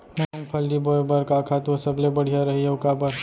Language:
Chhattisgarhi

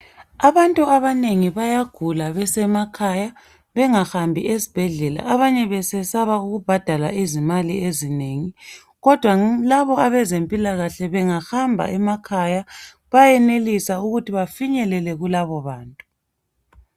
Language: North Ndebele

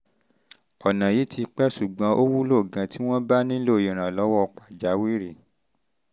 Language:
Yoruba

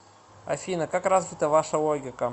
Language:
Russian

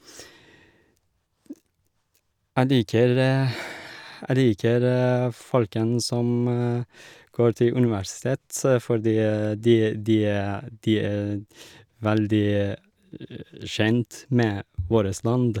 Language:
Norwegian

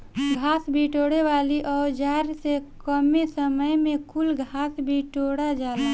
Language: Bhojpuri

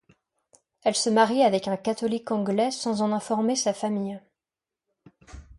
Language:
French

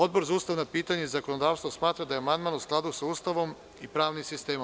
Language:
Serbian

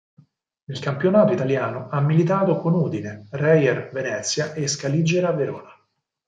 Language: Italian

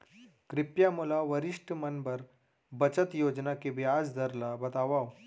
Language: Chhattisgarhi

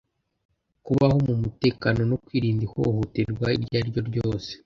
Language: Kinyarwanda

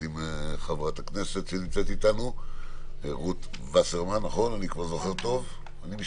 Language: Hebrew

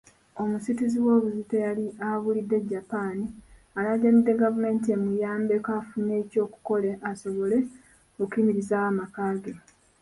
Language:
Ganda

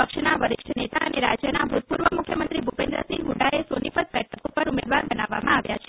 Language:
Gujarati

